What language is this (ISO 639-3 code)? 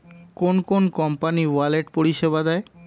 ben